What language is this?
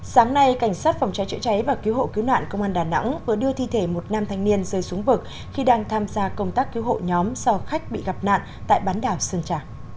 Vietnamese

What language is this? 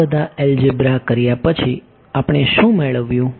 Gujarati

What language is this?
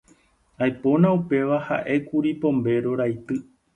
Guarani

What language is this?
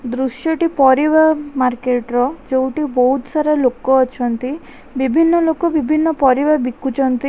Odia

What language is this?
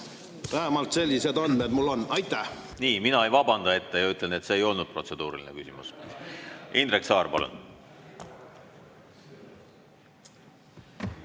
Estonian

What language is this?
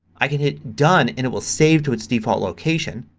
English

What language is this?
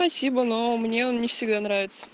Russian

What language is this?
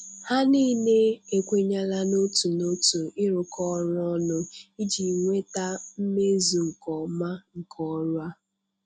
Igbo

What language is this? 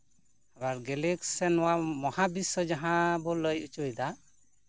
Santali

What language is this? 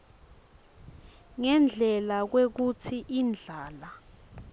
Swati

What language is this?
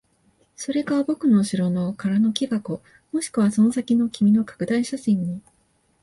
Japanese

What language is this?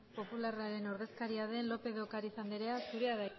Basque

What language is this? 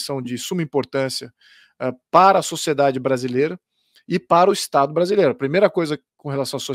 Portuguese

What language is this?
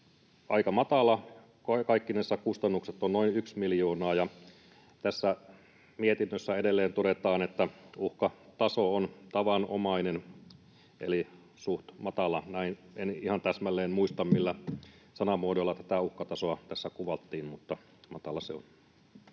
Finnish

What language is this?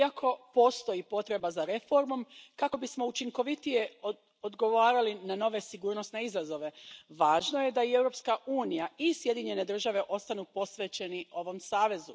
Croatian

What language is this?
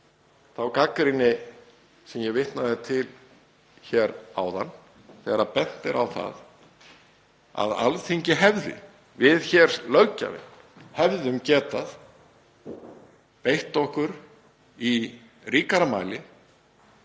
Icelandic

